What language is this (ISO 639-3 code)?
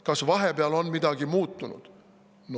est